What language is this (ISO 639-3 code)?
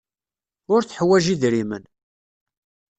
kab